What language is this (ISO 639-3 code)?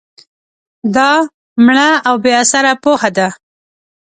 pus